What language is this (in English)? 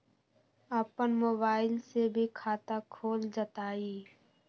Magahi